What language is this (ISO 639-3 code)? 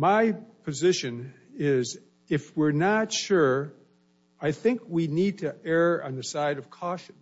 eng